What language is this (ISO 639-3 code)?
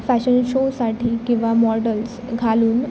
mar